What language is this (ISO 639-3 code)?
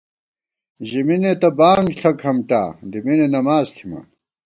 gwt